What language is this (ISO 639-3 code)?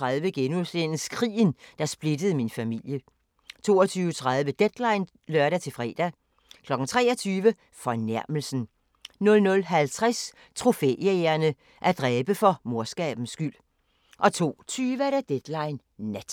dan